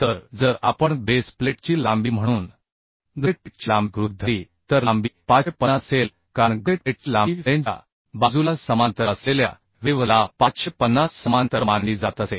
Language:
Marathi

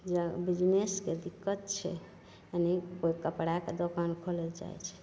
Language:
Maithili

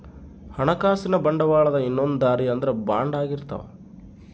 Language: Kannada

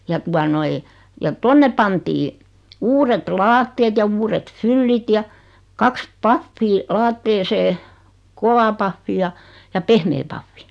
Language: Finnish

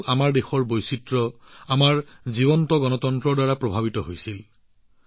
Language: Assamese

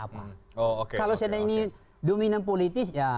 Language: Indonesian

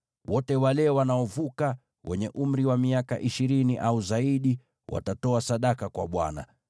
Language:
Swahili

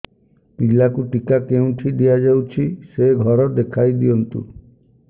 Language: Odia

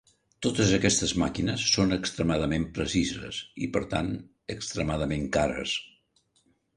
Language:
Catalan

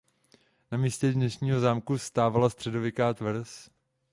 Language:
Czech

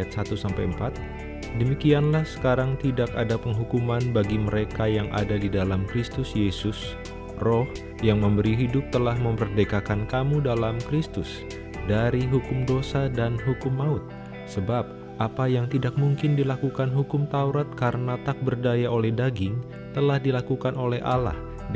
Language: Indonesian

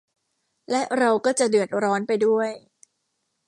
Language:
Thai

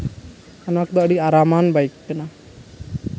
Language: Santali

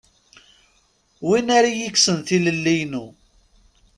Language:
Kabyle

